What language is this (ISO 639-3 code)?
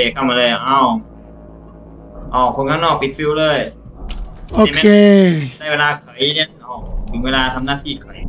tha